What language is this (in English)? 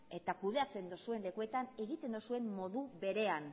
Basque